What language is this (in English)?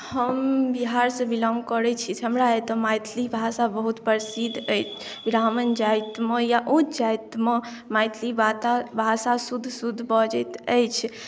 Maithili